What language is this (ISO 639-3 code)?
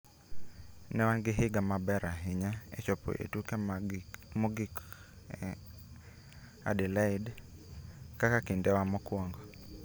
luo